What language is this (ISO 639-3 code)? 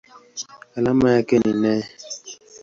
swa